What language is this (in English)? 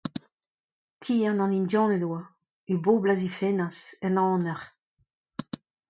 Breton